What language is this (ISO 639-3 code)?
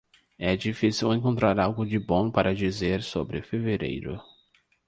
por